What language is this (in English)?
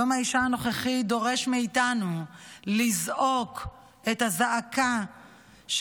Hebrew